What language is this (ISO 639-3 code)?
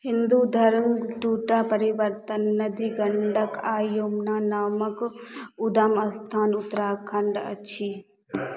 mai